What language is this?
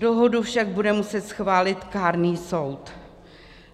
Czech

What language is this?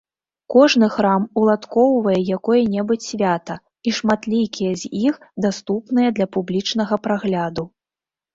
Belarusian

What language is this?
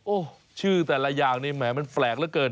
Thai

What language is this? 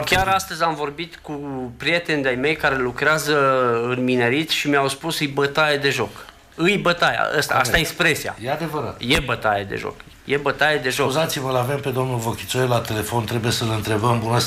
Romanian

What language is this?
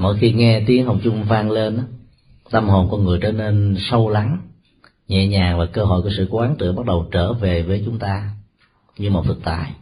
Vietnamese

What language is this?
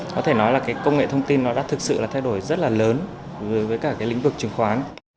Vietnamese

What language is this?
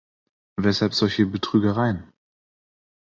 German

